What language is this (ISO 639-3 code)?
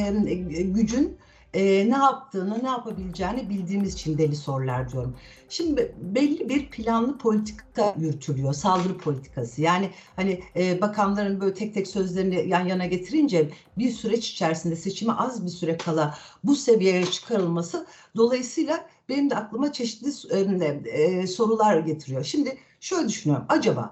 tur